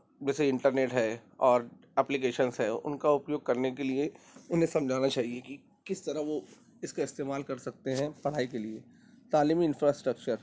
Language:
Urdu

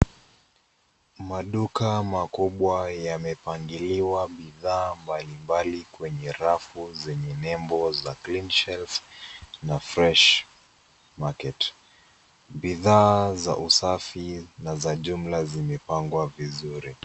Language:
Swahili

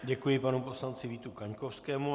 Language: Czech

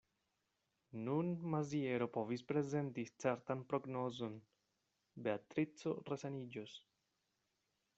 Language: Esperanto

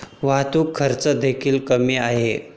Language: Marathi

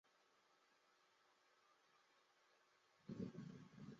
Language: Chinese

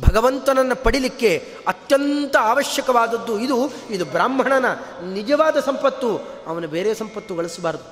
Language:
Kannada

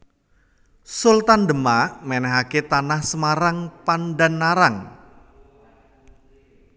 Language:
Javanese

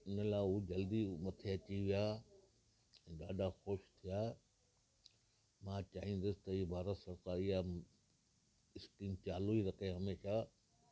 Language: Sindhi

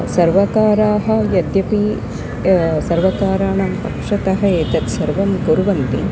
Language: Sanskrit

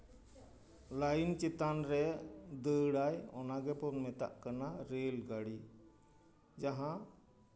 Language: Santali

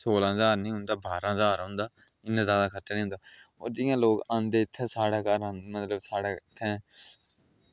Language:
Dogri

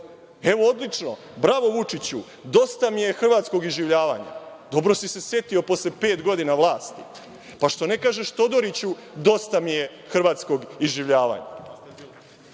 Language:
Serbian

